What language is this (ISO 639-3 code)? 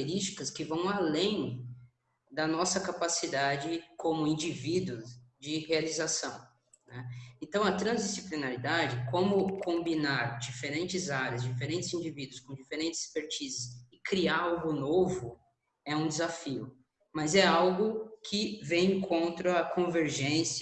por